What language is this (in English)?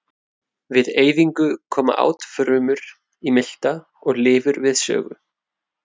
Icelandic